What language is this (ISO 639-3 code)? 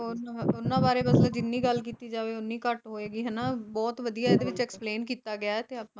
pan